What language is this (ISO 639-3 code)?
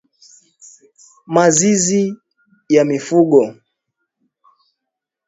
swa